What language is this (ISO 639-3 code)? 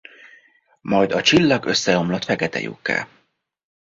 hun